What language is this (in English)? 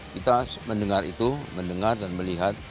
Indonesian